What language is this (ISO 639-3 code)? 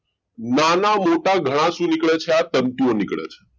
guj